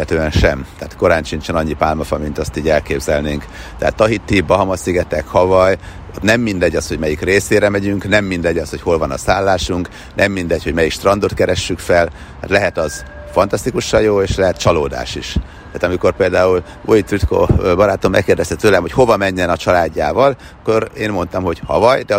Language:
Hungarian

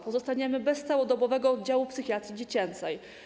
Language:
Polish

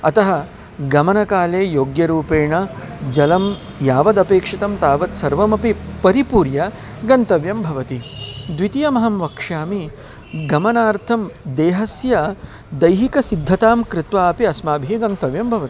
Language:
Sanskrit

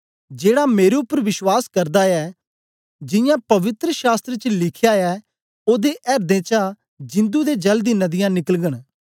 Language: Dogri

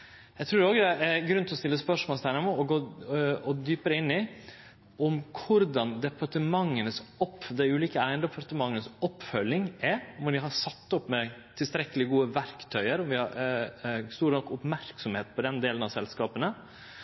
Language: Norwegian Nynorsk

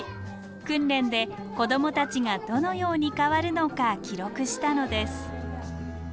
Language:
Japanese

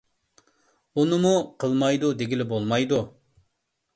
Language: Uyghur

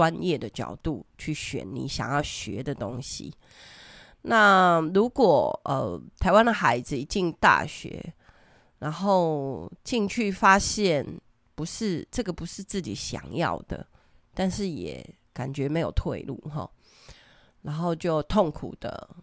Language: Chinese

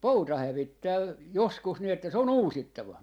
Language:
Finnish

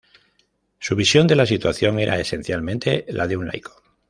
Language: Spanish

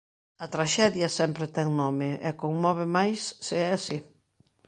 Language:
Galician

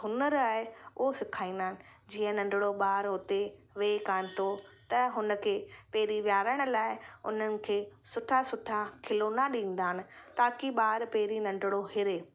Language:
Sindhi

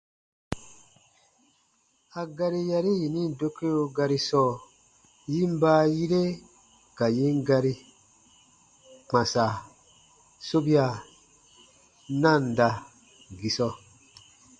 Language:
Baatonum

